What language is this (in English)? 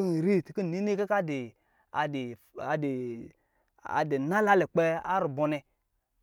Lijili